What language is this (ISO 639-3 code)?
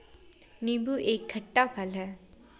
hin